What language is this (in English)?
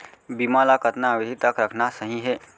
Chhattisgarhi